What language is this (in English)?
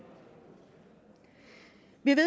Danish